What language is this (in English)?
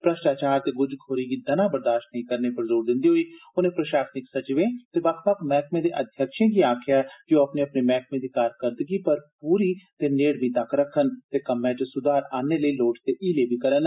Dogri